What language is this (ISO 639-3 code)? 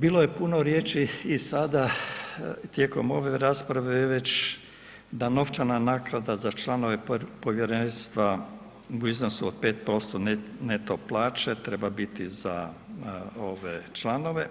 hrv